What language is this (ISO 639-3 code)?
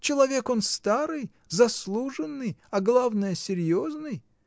rus